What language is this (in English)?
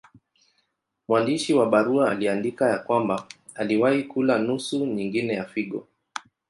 Swahili